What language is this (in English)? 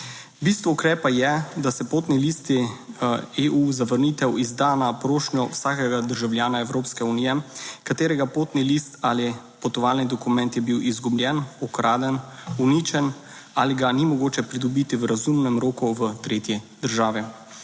Slovenian